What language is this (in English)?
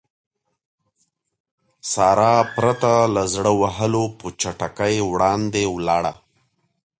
Pashto